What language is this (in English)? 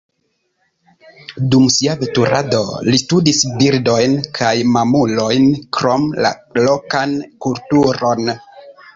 Esperanto